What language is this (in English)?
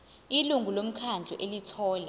Zulu